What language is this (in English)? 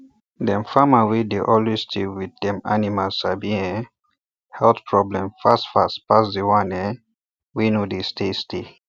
Nigerian Pidgin